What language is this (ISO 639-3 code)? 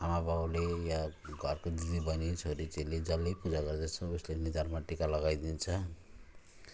nep